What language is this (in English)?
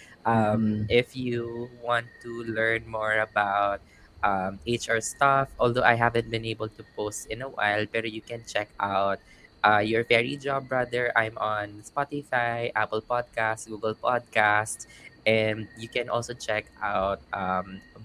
Filipino